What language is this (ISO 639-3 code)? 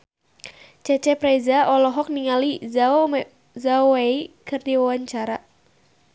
sun